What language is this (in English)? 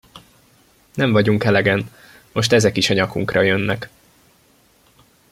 Hungarian